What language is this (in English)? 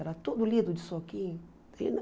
Portuguese